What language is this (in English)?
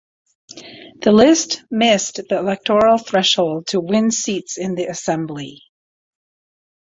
English